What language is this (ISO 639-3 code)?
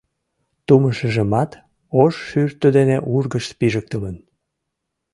chm